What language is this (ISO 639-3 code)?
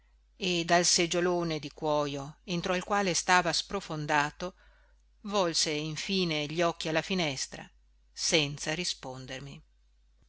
ita